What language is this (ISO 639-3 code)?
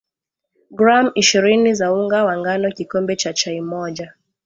swa